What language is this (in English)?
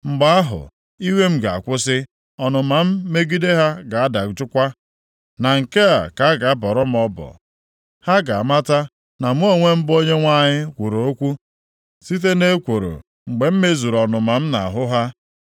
Igbo